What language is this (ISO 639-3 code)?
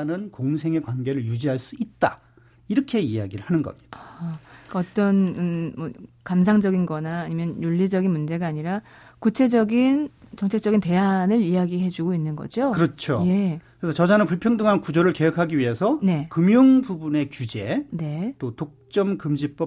kor